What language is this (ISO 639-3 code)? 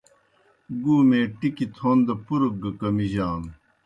plk